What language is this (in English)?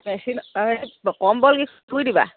Assamese